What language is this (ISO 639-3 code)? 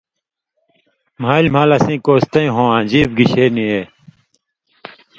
mvy